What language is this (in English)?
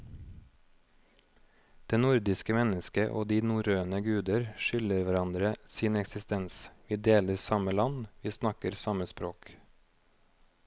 Norwegian